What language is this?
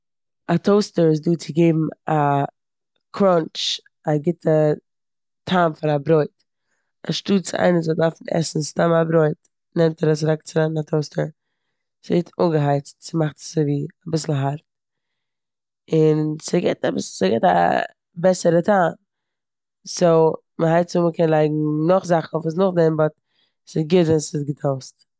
Yiddish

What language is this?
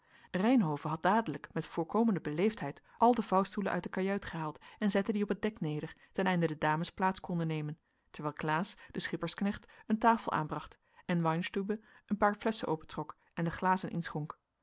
Dutch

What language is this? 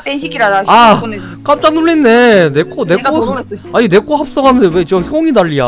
Korean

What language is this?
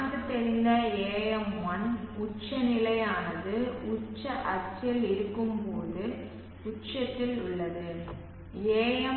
Tamil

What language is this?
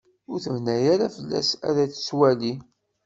Kabyle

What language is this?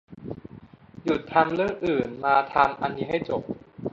Thai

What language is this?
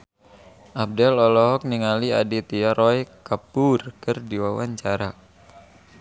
Sundanese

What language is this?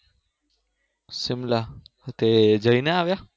Gujarati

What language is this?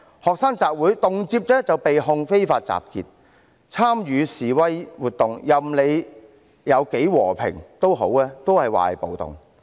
Cantonese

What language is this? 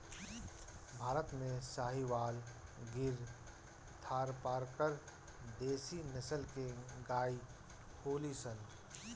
Bhojpuri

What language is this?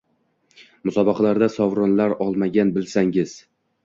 Uzbek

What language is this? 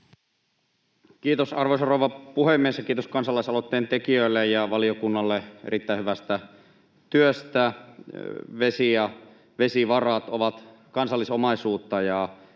Finnish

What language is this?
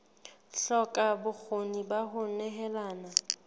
Southern Sotho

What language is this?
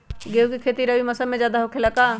Magahi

